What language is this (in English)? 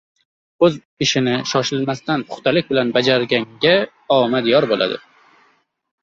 Uzbek